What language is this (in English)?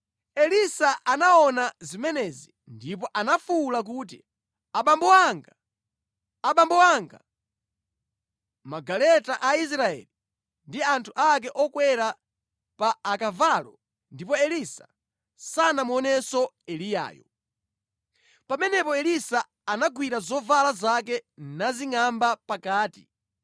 Nyanja